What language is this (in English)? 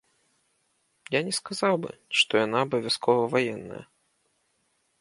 Belarusian